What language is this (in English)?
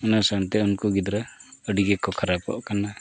Santali